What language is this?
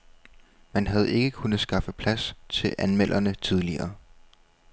Danish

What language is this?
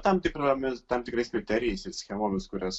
Lithuanian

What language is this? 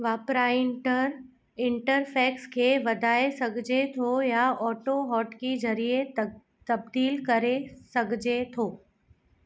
Sindhi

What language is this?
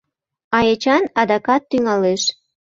Mari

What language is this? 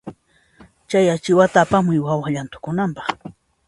Puno Quechua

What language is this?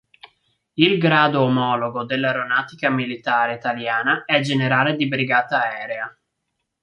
Italian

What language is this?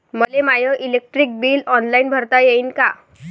Marathi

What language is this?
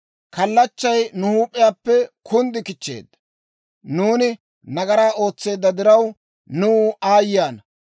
Dawro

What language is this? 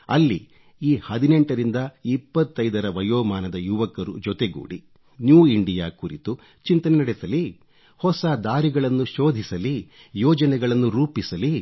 Kannada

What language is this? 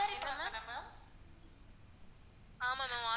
Tamil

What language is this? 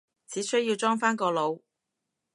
Cantonese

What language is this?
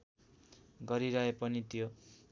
Nepali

